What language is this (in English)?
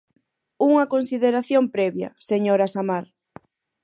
Galician